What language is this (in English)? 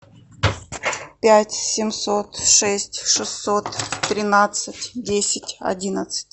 Russian